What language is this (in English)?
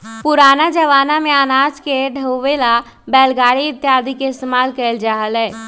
Magahi